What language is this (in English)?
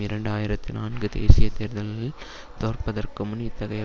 Tamil